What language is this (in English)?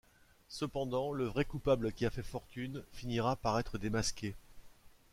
French